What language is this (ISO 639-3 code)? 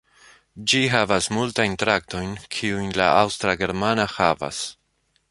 epo